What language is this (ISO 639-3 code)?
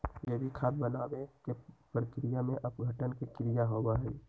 mag